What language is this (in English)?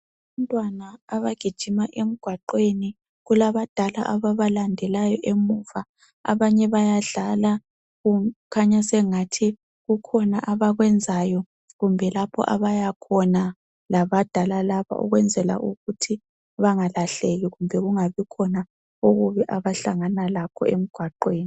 North Ndebele